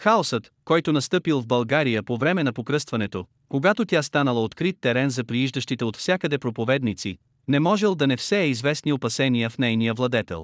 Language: Bulgarian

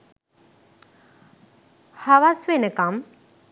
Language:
Sinhala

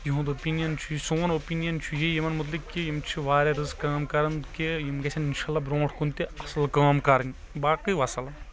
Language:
Kashmiri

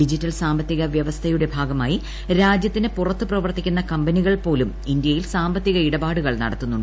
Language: Malayalam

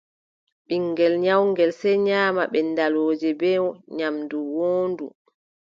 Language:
Adamawa Fulfulde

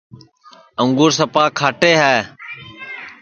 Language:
Sansi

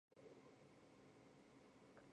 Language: Chinese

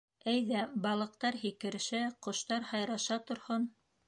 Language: Bashkir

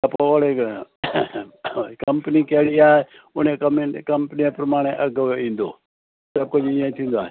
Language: Sindhi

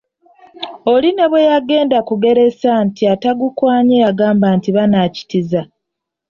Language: Ganda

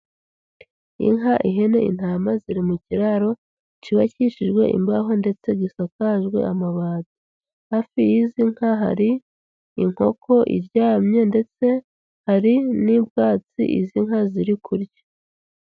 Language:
Kinyarwanda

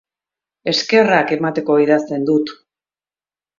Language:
Basque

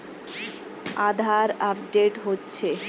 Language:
Bangla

